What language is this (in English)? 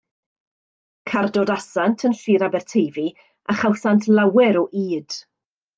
Welsh